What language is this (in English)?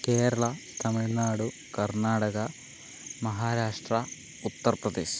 Malayalam